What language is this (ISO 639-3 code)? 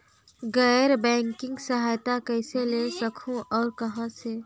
hne